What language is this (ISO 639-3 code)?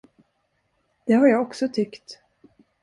swe